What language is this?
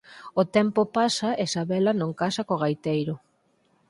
Galician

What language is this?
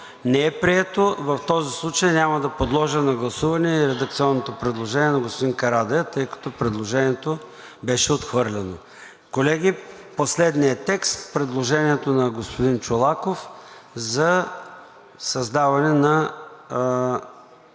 Bulgarian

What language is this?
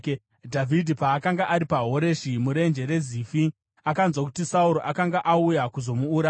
Shona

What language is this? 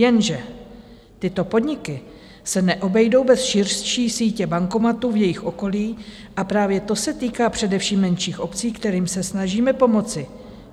Czech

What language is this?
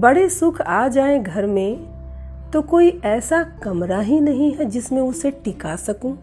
Hindi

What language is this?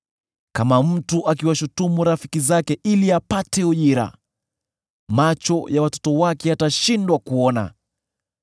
Swahili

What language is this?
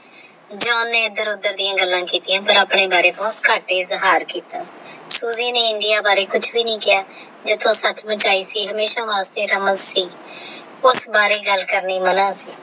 Punjabi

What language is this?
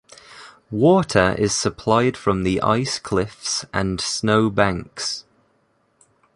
English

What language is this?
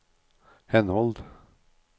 Norwegian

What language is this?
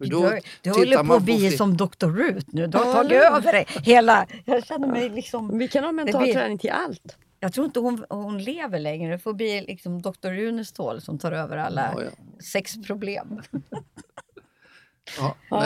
Swedish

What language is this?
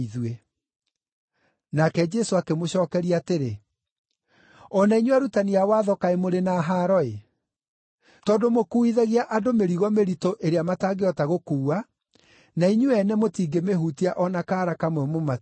Kikuyu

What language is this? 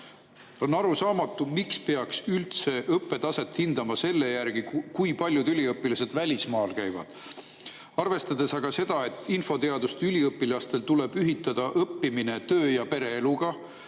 Estonian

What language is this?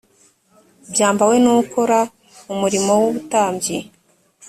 Kinyarwanda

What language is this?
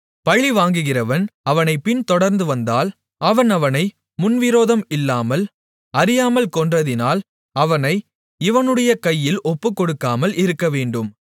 Tamil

